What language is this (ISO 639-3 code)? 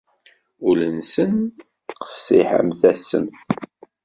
kab